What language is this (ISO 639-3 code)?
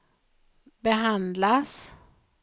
swe